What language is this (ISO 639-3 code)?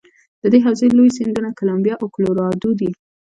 pus